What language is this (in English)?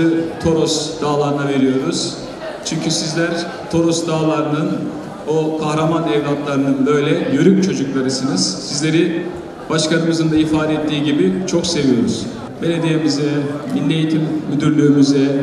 Turkish